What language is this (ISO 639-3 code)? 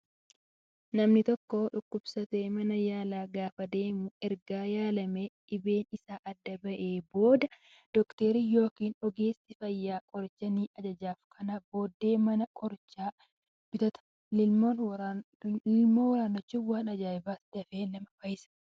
orm